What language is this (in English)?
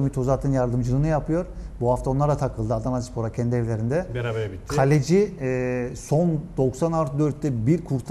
Turkish